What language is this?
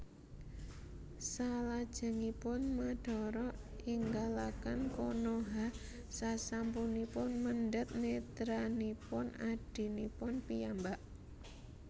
Javanese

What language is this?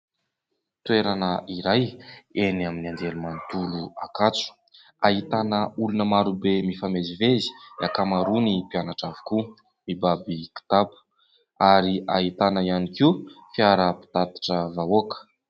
Malagasy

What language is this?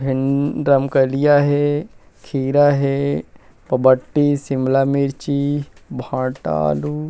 Chhattisgarhi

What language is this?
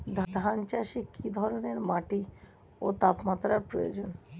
Bangla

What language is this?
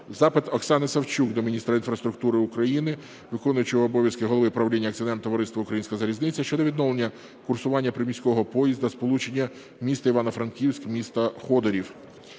Ukrainian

